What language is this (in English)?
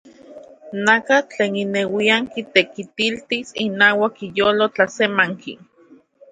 Central Puebla Nahuatl